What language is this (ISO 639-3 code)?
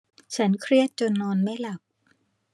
tha